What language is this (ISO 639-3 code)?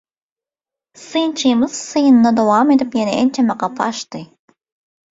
tuk